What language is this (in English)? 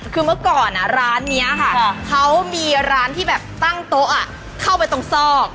Thai